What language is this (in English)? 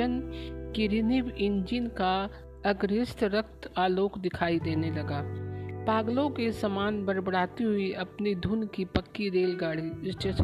Hindi